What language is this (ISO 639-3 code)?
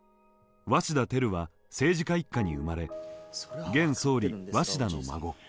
jpn